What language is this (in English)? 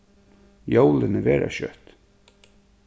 Faroese